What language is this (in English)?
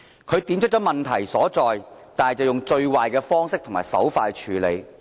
Cantonese